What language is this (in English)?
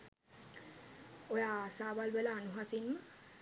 Sinhala